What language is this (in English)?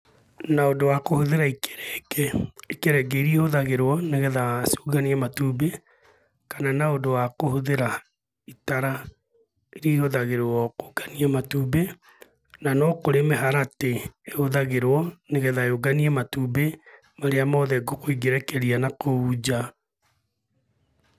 Kikuyu